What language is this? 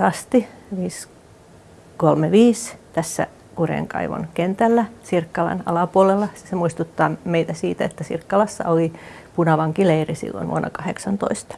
Finnish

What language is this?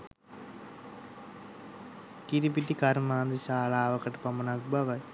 Sinhala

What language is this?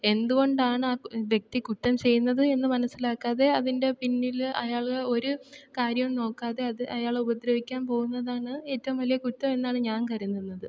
Malayalam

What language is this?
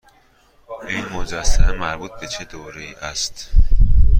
Persian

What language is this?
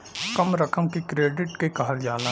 Bhojpuri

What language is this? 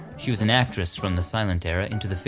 English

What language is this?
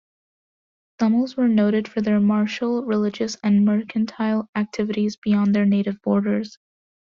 English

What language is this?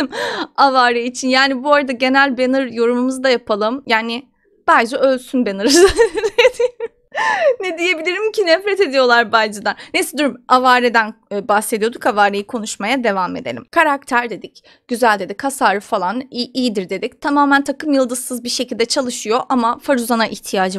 Turkish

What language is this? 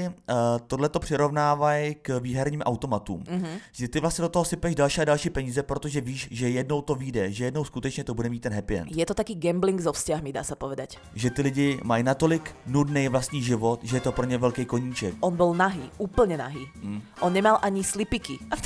Czech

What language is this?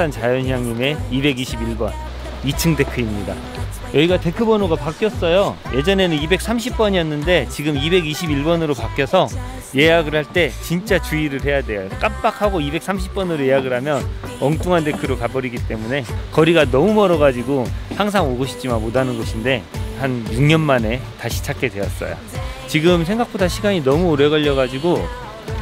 Korean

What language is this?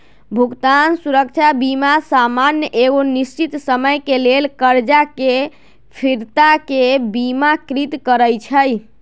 Magahi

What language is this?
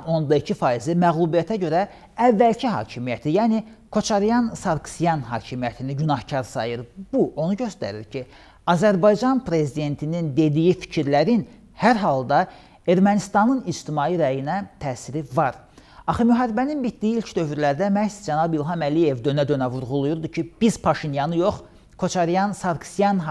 Turkish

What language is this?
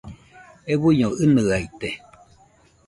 Nüpode Huitoto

